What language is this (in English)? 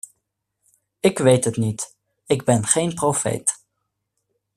Dutch